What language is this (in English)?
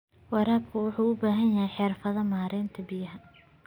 Somali